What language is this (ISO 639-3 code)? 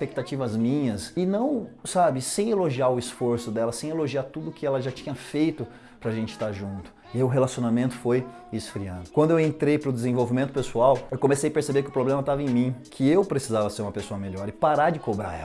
por